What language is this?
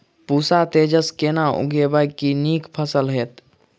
Maithili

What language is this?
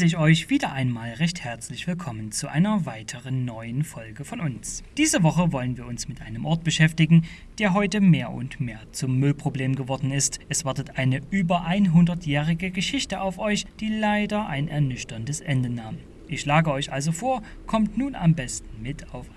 German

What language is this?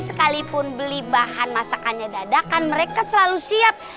Indonesian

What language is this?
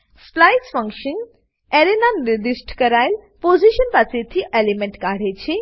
Gujarati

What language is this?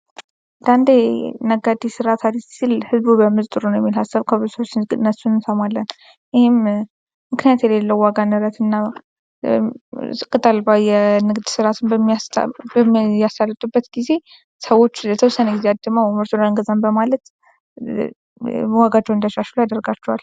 Amharic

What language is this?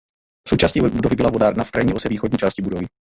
Czech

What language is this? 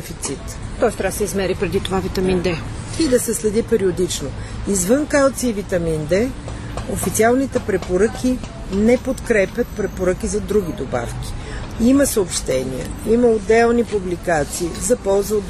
Bulgarian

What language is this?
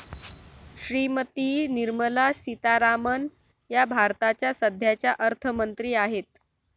Marathi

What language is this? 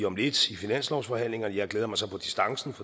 Danish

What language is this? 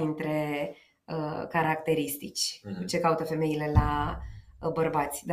Romanian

